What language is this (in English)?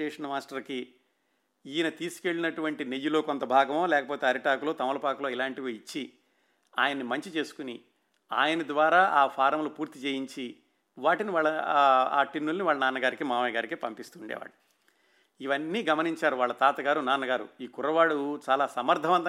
Telugu